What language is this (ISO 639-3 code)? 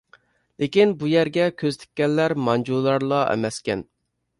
uig